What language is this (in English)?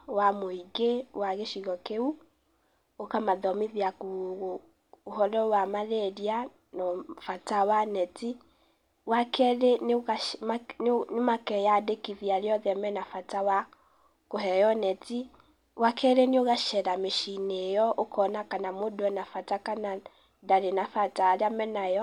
Kikuyu